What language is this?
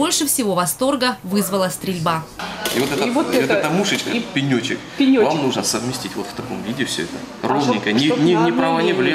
Russian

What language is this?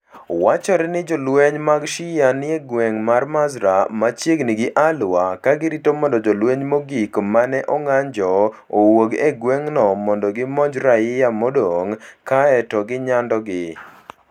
Luo (Kenya and Tanzania)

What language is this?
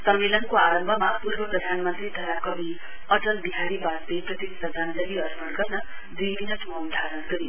Nepali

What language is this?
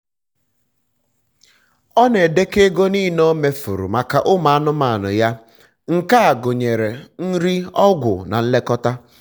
Igbo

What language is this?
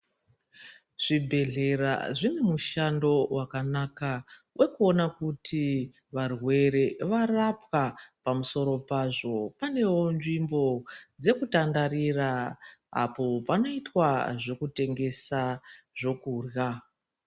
Ndau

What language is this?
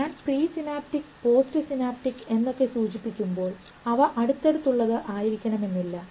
Malayalam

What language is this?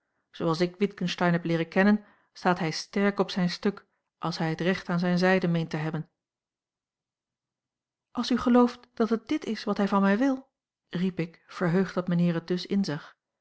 Dutch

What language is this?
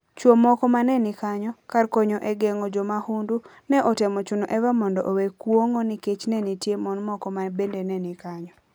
Luo (Kenya and Tanzania)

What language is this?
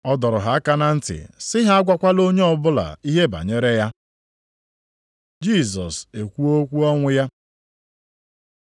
Igbo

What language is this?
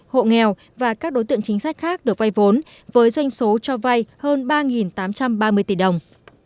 Vietnamese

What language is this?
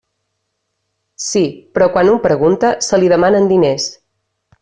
Catalan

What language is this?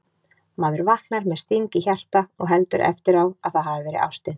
Icelandic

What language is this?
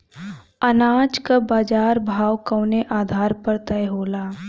Bhojpuri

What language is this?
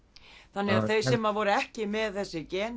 Icelandic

